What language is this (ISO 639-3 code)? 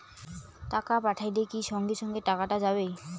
ben